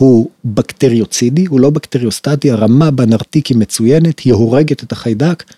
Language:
Hebrew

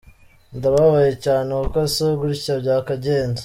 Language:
Kinyarwanda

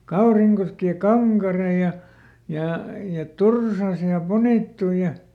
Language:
Finnish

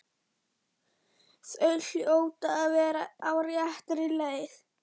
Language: Icelandic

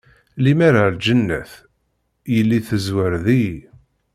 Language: Kabyle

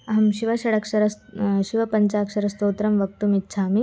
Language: Sanskrit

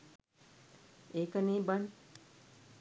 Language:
Sinhala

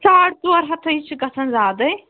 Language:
Kashmiri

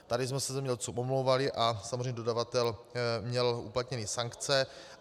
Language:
Czech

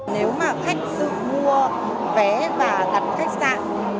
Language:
Vietnamese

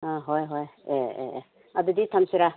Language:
Manipuri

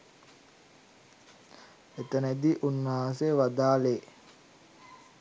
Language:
Sinhala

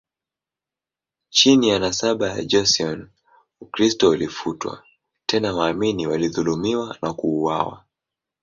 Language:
Swahili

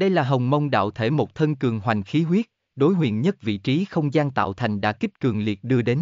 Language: Vietnamese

